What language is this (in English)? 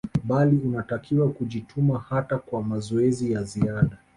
Swahili